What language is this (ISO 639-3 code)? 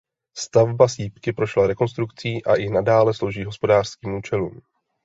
ces